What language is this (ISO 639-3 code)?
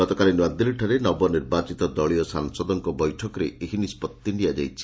ori